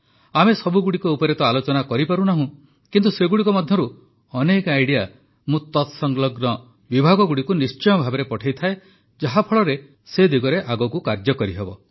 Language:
Odia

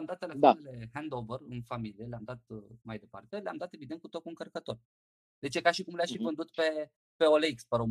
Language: Romanian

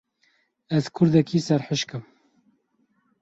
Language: Kurdish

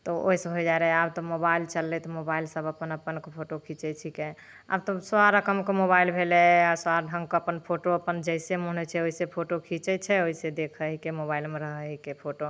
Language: Maithili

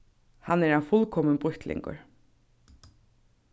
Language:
Faroese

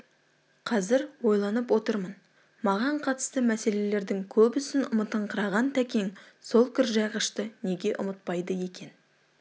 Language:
Kazakh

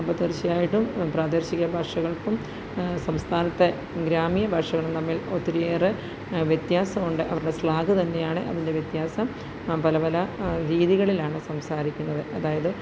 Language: Malayalam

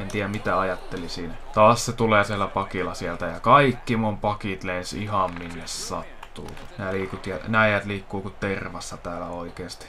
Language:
Finnish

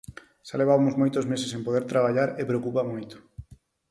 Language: Galician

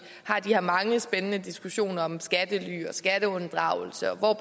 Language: Danish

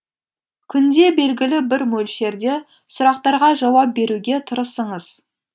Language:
Kazakh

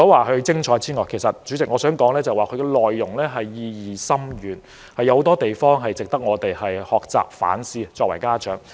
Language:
Cantonese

